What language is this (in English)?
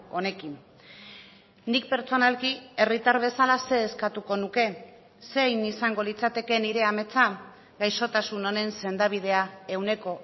Basque